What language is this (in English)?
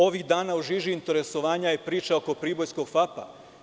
Serbian